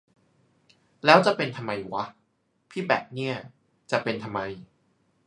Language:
Thai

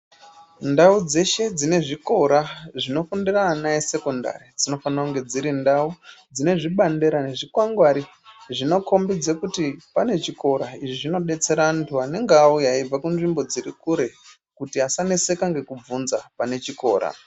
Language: Ndau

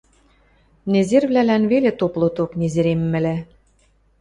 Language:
Western Mari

